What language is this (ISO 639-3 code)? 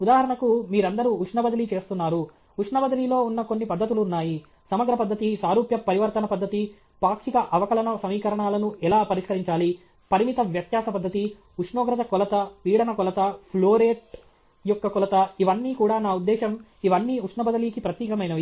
tel